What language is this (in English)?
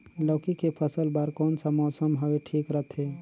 Chhattisgarhi